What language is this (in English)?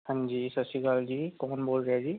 Punjabi